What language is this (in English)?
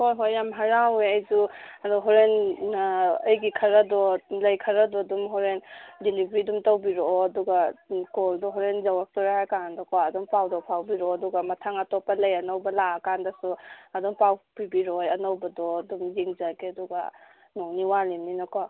Manipuri